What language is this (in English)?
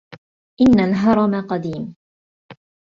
Arabic